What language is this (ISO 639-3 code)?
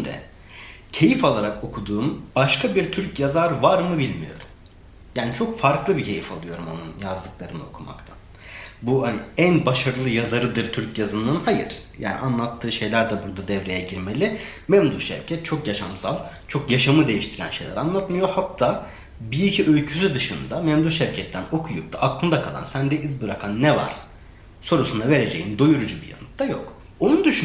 tur